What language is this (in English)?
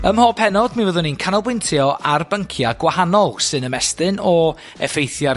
Welsh